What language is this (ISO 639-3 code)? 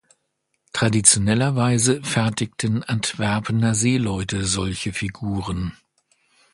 deu